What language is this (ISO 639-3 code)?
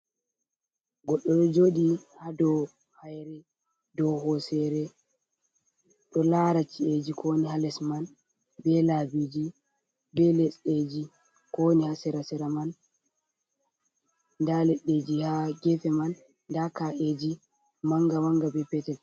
ful